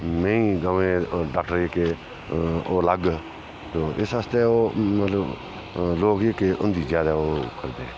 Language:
Dogri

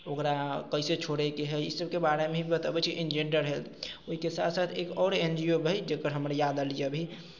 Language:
Maithili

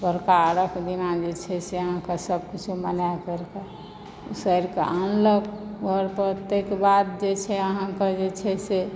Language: Maithili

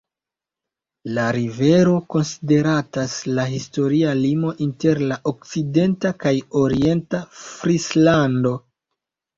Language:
Esperanto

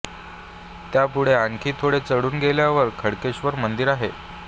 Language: Marathi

